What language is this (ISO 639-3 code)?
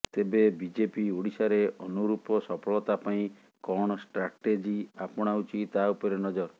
ori